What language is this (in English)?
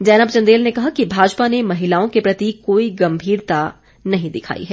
Hindi